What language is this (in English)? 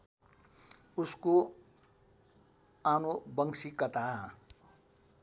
Nepali